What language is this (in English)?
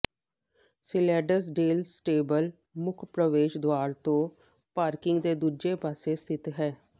Punjabi